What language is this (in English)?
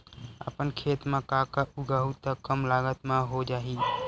Chhattisgarhi